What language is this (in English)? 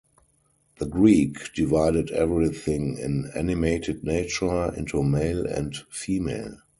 English